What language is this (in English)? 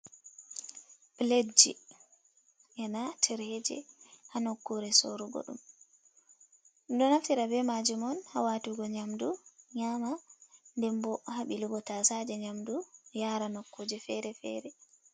Fula